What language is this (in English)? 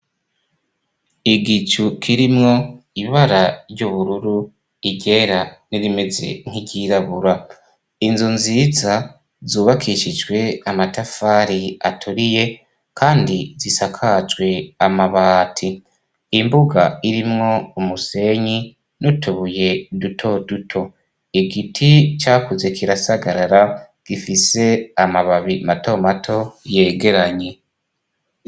Rundi